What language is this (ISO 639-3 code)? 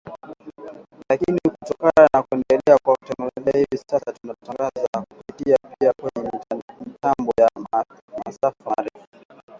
swa